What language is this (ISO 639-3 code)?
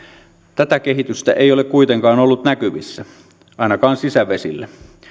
fin